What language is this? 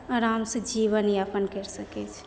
Maithili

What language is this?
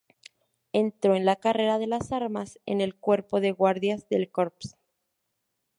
Spanish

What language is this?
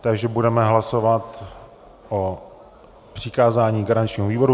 Czech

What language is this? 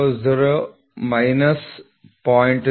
Kannada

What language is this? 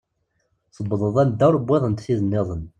Kabyle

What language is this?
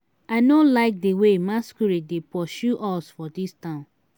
Nigerian Pidgin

